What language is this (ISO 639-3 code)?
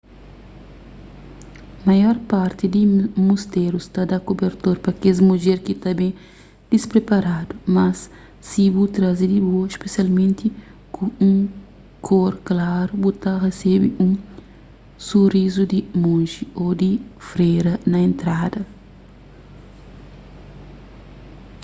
kea